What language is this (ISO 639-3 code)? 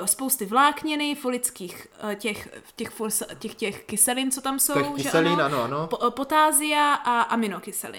ces